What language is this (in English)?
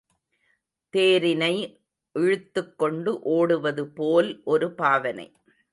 Tamil